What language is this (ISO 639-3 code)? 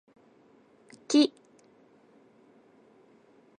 jpn